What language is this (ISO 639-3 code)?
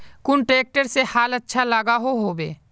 mag